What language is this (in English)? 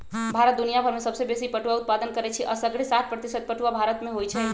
Magahi